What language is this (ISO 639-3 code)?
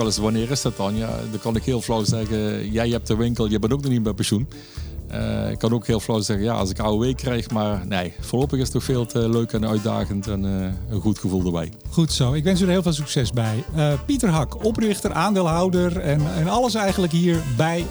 nld